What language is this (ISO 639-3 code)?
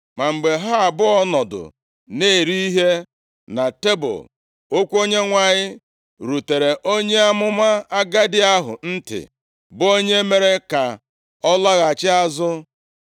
ibo